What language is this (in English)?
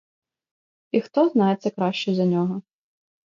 Ukrainian